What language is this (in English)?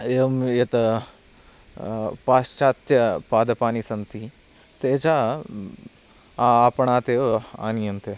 Sanskrit